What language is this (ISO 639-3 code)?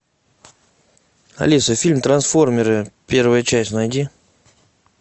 rus